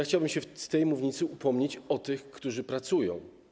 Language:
Polish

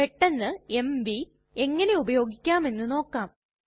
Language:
Malayalam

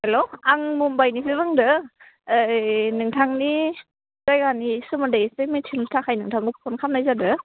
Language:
Bodo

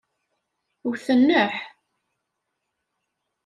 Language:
Kabyle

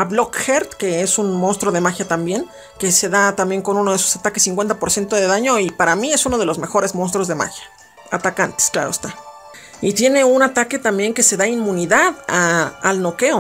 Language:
Spanish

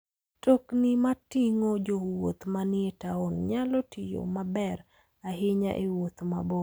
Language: Luo (Kenya and Tanzania)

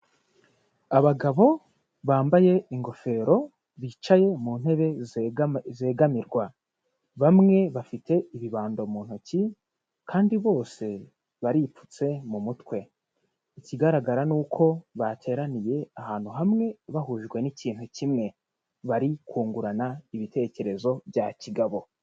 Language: Kinyarwanda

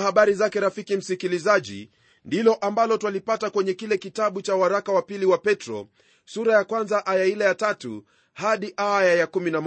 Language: Swahili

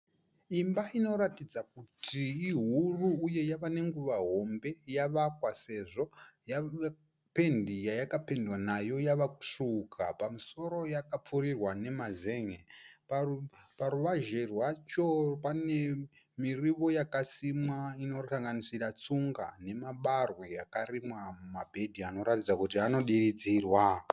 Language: Shona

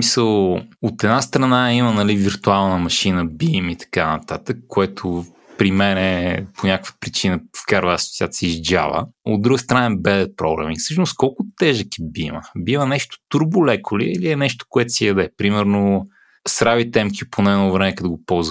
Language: Bulgarian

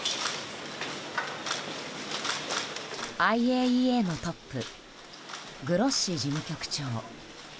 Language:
Japanese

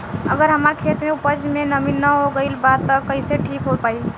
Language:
Bhojpuri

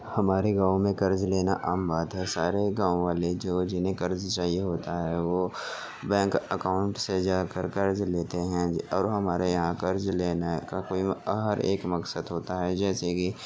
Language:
Urdu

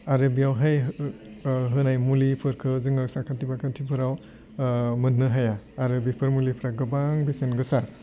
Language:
Bodo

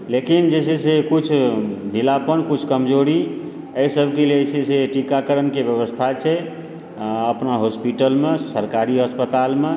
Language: Maithili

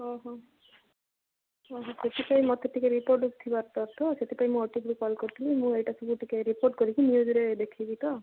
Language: Odia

